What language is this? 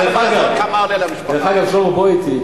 Hebrew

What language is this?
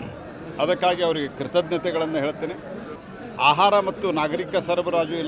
Kannada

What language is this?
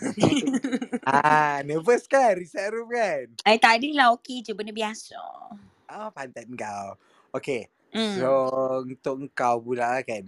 Malay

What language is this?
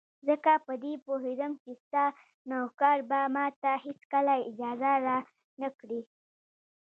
Pashto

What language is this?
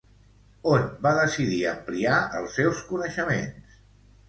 Catalan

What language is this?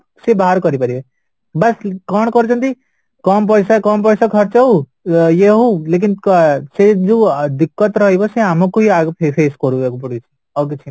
Odia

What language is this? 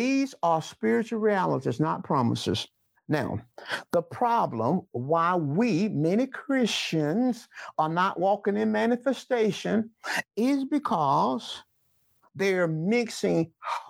English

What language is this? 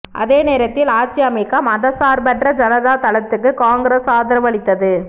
Tamil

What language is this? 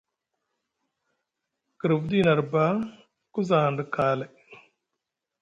Musgu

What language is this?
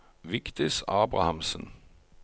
Norwegian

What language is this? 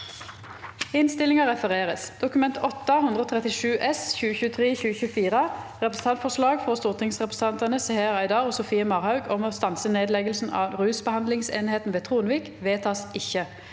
Norwegian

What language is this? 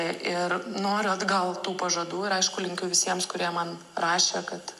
Lithuanian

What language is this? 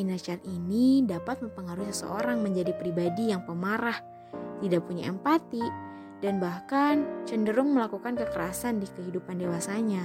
Indonesian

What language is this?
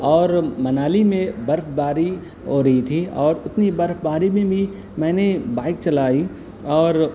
Urdu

